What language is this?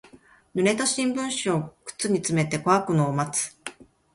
Japanese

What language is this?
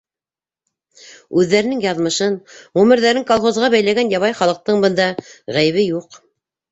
Bashkir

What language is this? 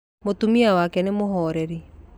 Kikuyu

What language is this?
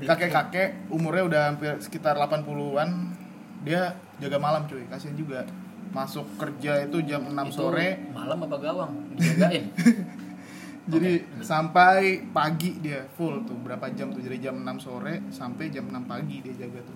Indonesian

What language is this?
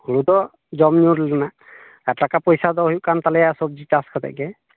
Santali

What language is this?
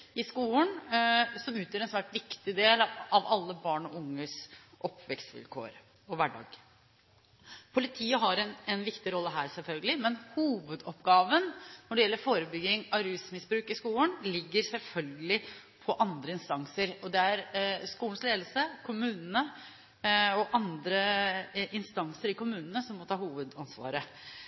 Norwegian Bokmål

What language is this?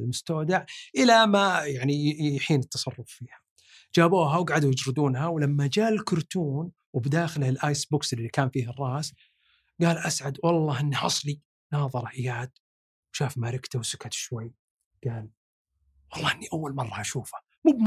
Arabic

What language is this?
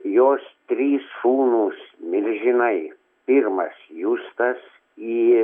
Lithuanian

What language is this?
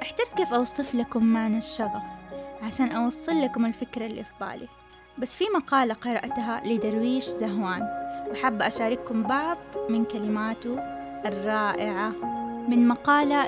Arabic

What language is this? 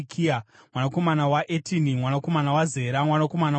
Shona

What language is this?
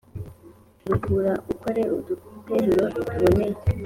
Kinyarwanda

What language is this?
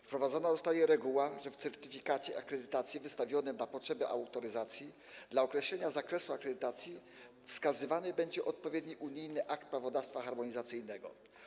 Polish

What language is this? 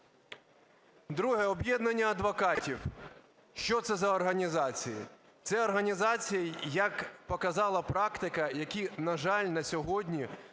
Ukrainian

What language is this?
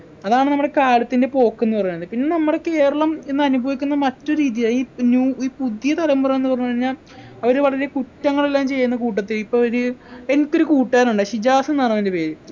Malayalam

